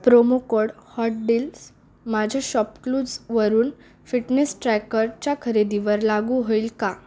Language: Marathi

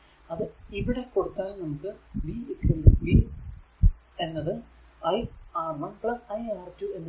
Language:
Malayalam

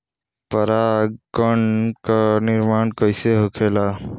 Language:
Bhojpuri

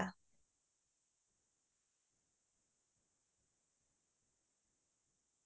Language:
Assamese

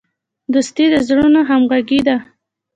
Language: Pashto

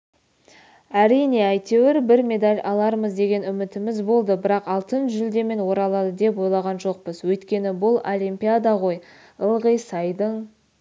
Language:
Kazakh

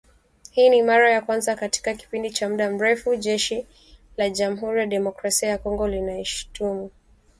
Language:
Swahili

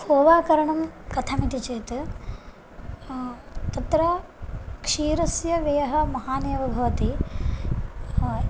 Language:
Sanskrit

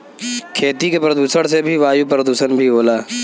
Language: Bhojpuri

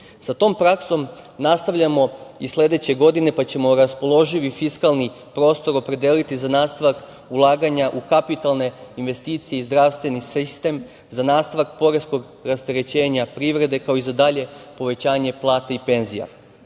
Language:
Serbian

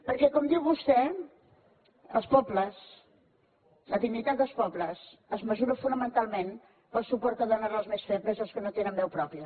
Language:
Catalan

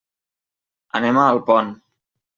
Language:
Catalan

